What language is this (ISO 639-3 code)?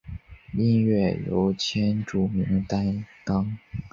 zho